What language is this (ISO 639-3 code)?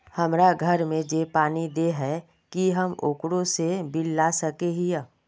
mag